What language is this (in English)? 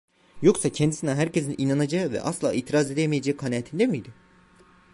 Turkish